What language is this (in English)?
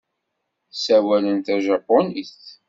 Kabyle